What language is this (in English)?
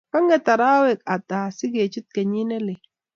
Kalenjin